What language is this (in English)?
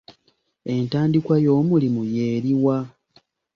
Ganda